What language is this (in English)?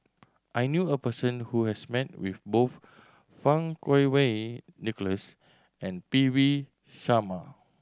English